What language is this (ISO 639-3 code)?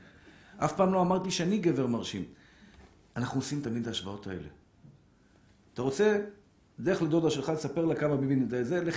heb